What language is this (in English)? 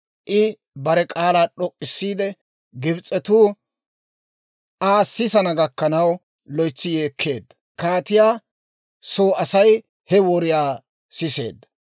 Dawro